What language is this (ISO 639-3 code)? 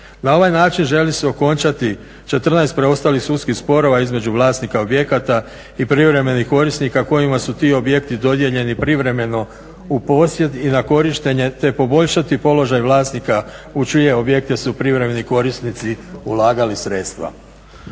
hrv